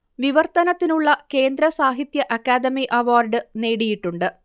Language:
Malayalam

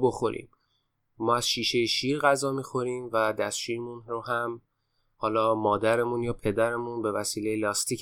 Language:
Persian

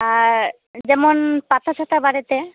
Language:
Santali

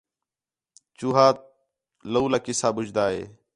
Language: Khetrani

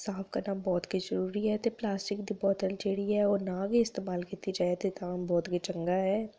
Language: Dogri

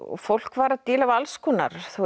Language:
Icelandic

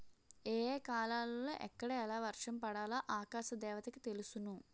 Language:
Telugu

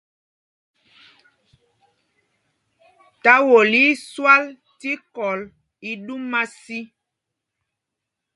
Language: Mpumpong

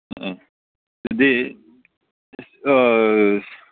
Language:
Manipuri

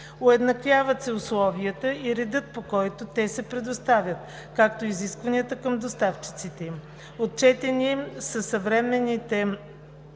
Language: Bulgarian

